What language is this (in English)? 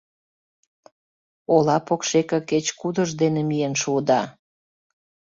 Mari